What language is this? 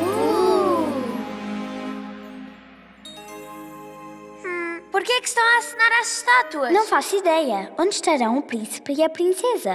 Portuguese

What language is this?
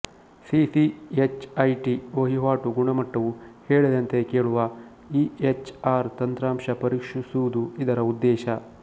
Kannada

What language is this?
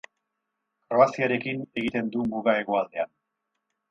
Basque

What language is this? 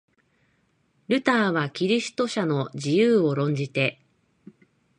Japanese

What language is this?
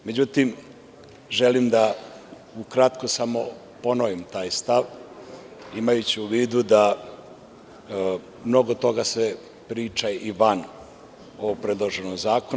Serbian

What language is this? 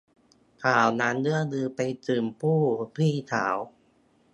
Thai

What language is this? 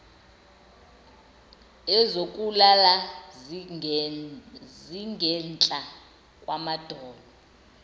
Zulu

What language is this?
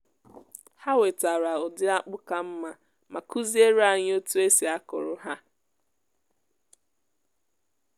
Igbo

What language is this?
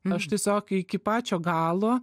Lithuanian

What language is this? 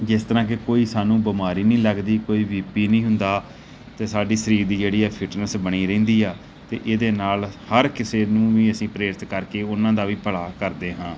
Punjabi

